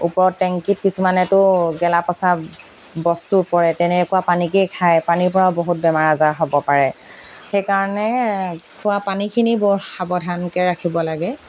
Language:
Assamese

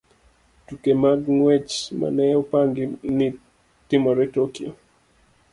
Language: Luo (Kenya and Tanzania)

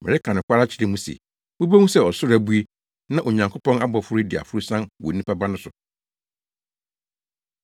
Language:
Akan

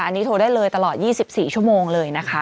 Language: Thai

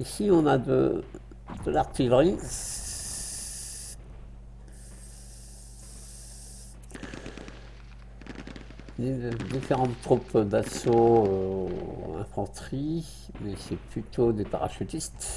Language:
French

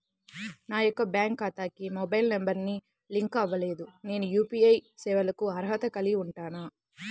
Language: Telugu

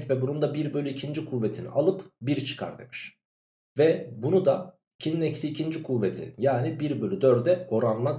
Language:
Turkish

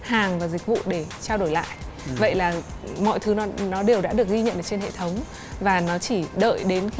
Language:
Vietnamese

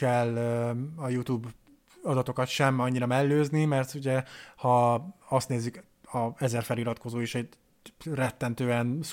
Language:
Hungarian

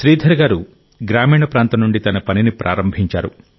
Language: Telugu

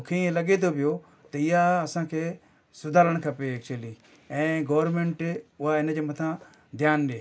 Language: Sindhi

